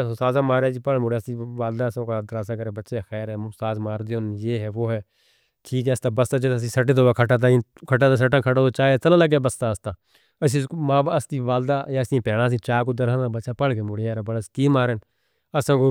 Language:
Northern Hindko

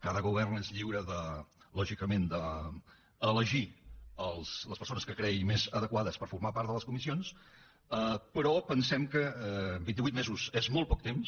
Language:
Catalan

